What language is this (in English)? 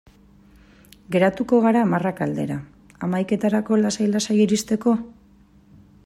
Basque